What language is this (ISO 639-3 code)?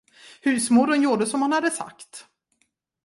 swe